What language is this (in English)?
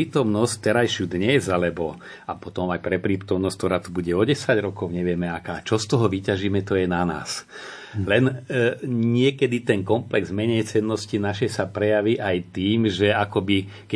Slovak